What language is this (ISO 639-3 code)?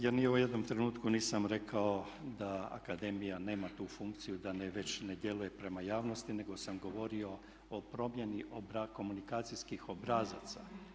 hrv